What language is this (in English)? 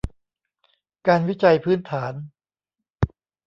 Thai